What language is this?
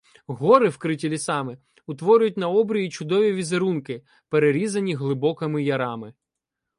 Ukrainian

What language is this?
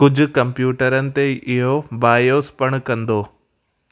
Sindhi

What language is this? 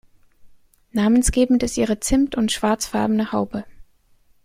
German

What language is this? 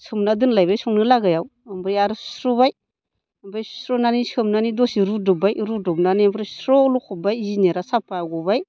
Bodo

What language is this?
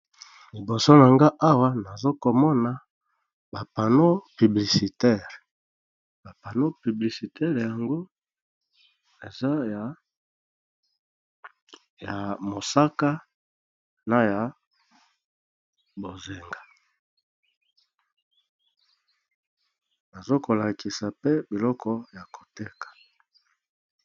Lingala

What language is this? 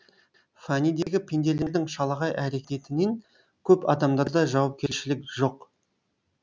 Kazakh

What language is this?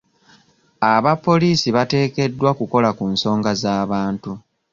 Ganda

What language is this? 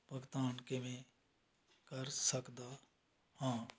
Punjabi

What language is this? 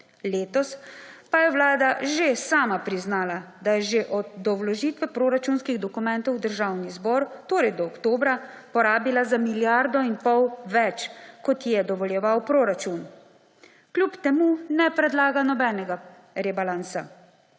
Slovenian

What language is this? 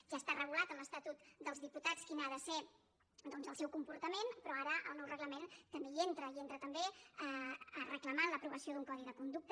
Catalan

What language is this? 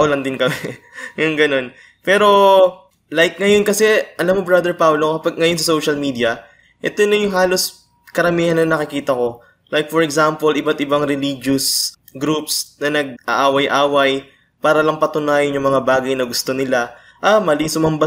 Filipino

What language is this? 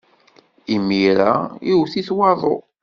Kabyle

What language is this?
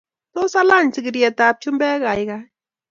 Kalenjin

